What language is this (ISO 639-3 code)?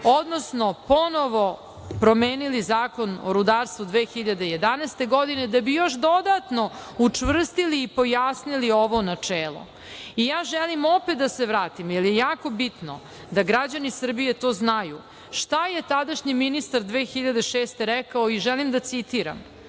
srp